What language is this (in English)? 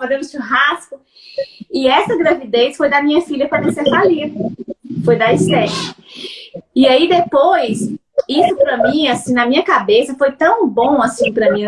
Portuguese